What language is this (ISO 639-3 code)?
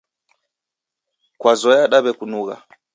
dav